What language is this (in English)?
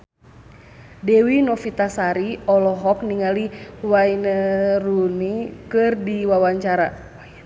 Sundanese